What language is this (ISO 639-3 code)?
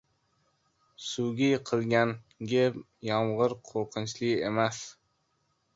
uzb